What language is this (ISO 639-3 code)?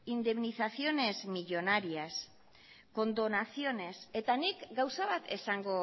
eus